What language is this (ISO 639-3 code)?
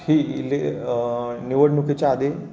mar